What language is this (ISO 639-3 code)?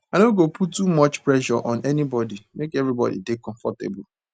pcm